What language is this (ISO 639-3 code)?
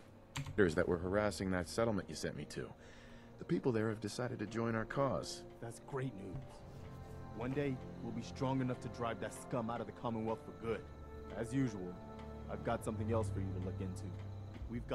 eng